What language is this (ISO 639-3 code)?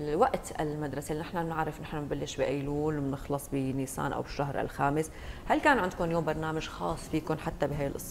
ara